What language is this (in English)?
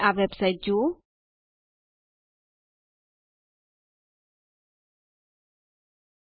Gujarati